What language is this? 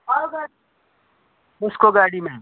Nepali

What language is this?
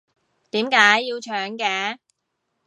Cantonese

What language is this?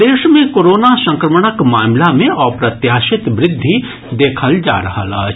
Maithili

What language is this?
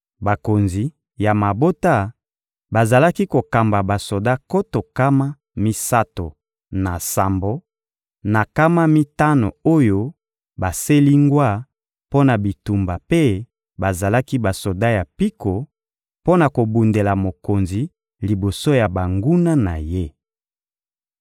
Lingala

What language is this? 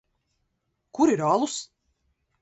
Latvian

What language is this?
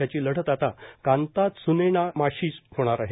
Marathi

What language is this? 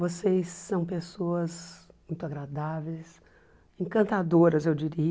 Portuguese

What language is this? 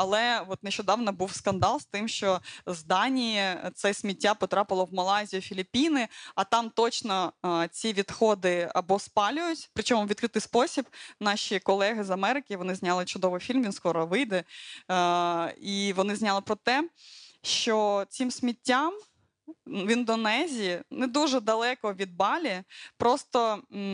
Ukrainian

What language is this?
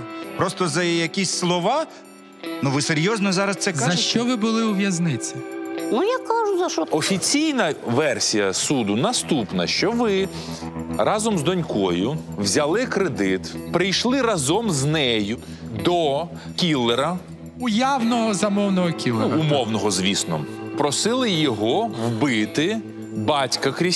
Ukrainian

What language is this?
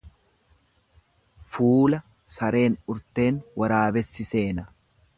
Oromo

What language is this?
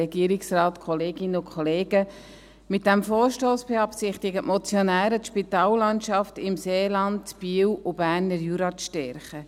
Swiss German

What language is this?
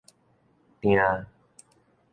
Min Nan Chinese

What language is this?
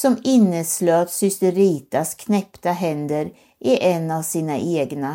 Swedish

